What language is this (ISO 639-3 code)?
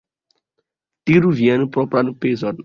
epo